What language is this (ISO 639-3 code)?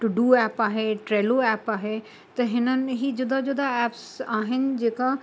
snd